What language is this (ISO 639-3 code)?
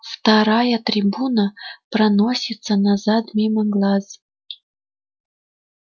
rus